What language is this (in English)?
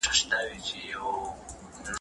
Pashto